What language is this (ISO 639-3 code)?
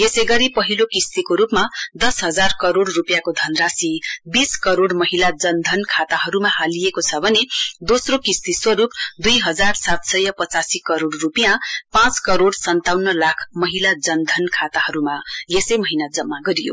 nep